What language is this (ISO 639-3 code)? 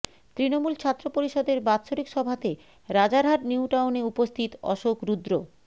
ben